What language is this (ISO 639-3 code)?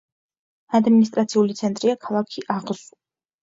kat